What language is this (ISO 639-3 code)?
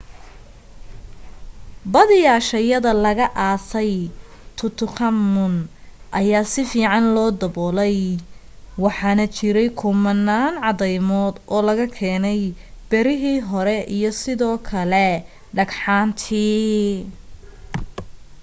som